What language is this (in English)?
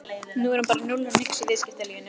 Icelandic